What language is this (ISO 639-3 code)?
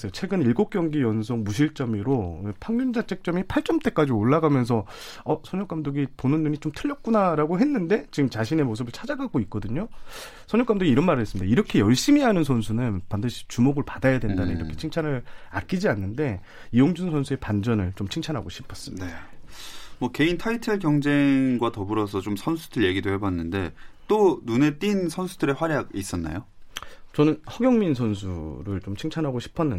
kor